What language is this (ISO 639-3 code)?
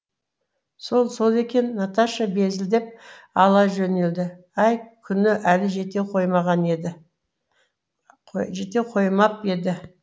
kaz